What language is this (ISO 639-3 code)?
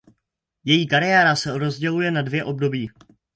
ces